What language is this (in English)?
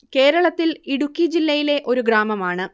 Malayalam